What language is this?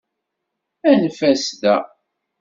Kabyle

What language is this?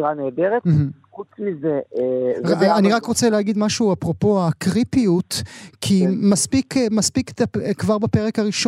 Hebrew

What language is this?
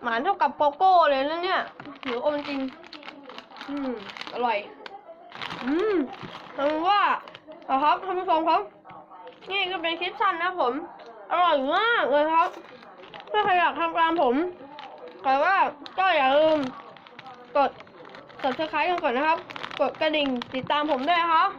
Thai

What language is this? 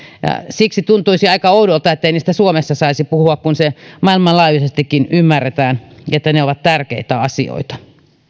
Finnish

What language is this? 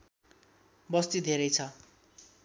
Nepali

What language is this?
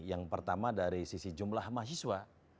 Indonesian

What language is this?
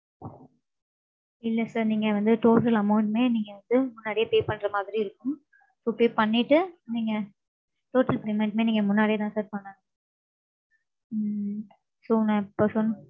Tamil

